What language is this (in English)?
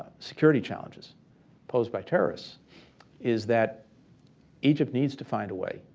English